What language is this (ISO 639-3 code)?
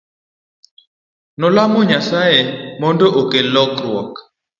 luo